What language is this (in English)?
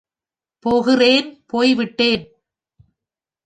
Tamil